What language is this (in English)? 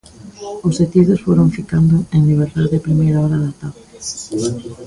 Galician